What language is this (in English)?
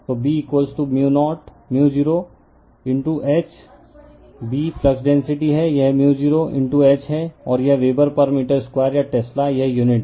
Hindi